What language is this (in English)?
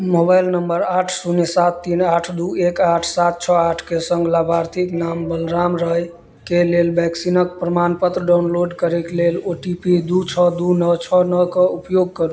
Maithili